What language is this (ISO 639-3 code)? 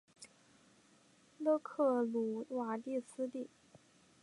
zho